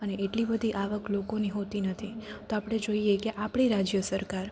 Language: Gujarati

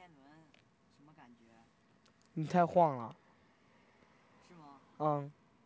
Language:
Chinese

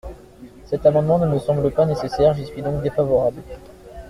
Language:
French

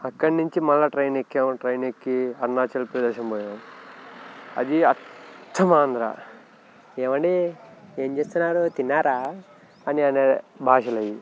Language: Telugu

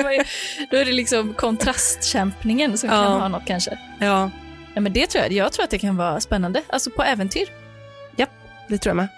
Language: Swedish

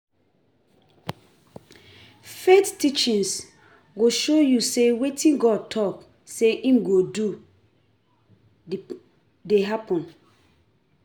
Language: Nigerian Pidgin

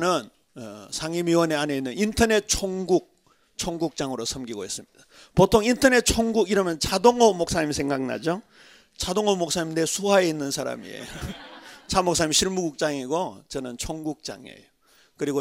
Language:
Korean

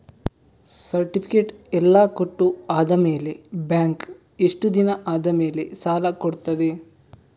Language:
Kannada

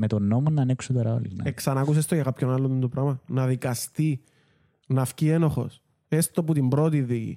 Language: Greek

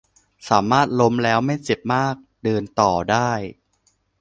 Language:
Thai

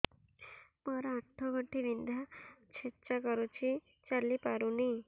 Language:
Odia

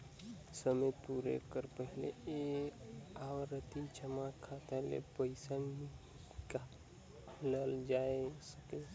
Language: Chhattisgarhi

